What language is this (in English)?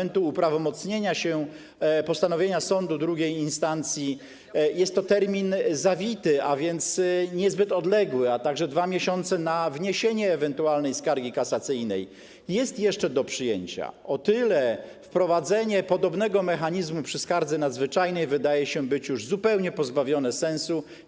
Polish